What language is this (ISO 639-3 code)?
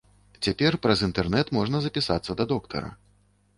bel